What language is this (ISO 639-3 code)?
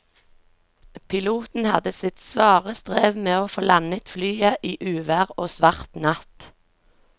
nor